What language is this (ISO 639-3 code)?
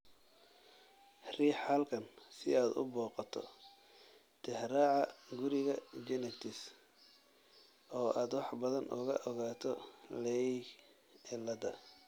som